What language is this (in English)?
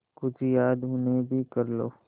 Hindi